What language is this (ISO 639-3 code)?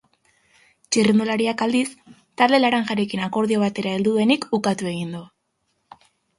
eus